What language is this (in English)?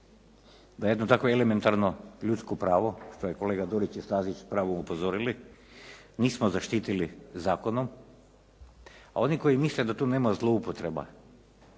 Croatian